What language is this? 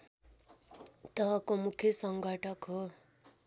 Nepali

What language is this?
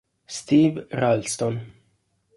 Italian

